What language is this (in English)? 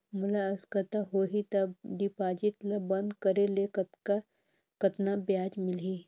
Chhattisgarhi